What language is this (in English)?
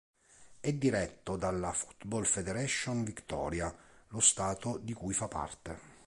Italian